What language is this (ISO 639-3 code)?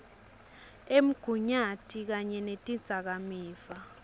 ssw